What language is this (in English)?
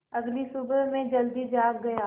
Hindi